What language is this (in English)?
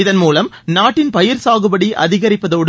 Tamil